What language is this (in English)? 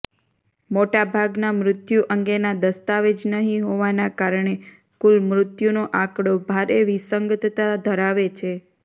Gujarati